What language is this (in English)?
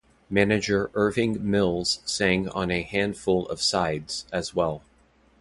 English